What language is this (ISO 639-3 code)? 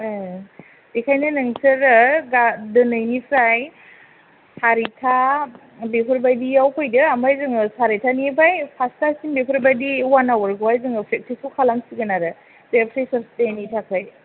brx